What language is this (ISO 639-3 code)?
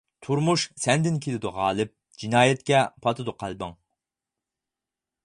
uig